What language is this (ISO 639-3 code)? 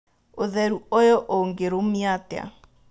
kik